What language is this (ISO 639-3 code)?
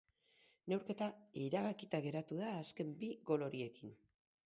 eus